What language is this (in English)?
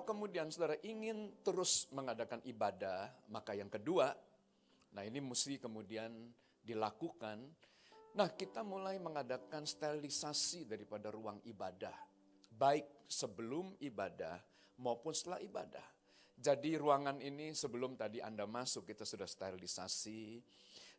Indonesian